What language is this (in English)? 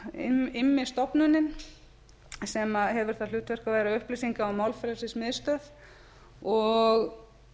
Icelandic